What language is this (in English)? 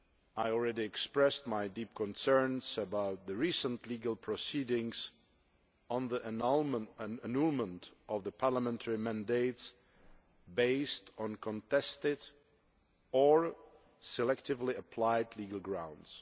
English